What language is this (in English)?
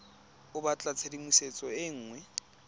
Tswana